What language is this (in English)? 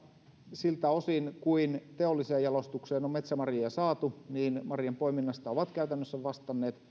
Finnish